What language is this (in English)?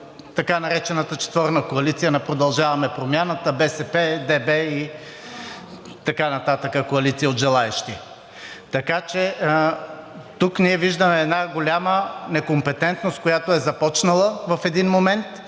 Bulgarian